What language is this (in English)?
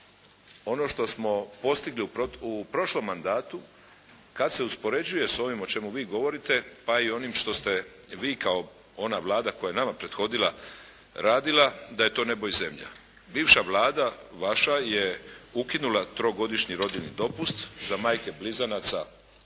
Croatian